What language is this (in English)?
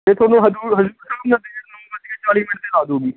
Punjabi